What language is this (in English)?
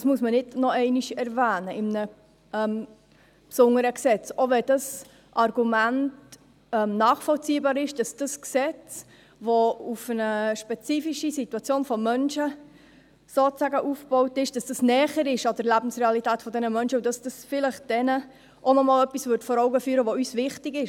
Swiss German